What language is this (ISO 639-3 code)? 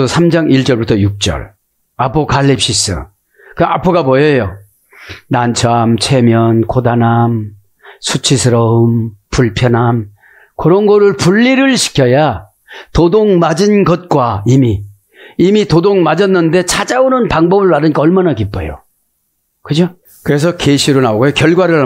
kor